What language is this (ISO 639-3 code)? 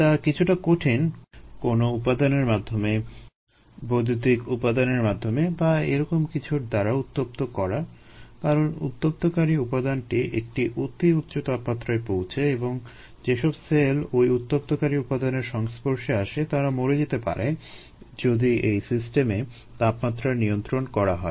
ben